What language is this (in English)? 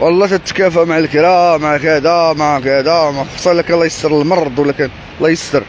Arabic